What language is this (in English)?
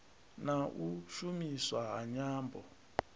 Venda